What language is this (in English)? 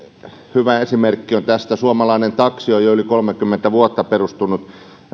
Finnish